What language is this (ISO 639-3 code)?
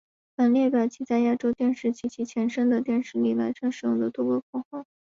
zho